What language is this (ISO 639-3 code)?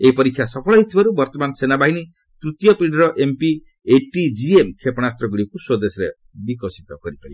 ori